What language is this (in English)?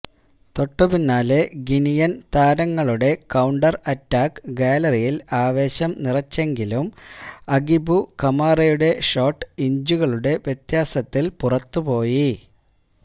Malayalam